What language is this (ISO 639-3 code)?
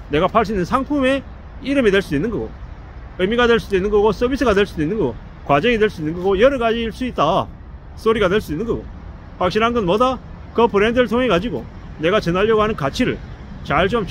kor